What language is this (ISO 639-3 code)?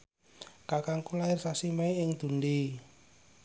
jav